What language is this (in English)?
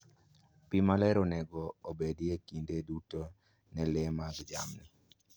Luo (Kenya and Tanzania)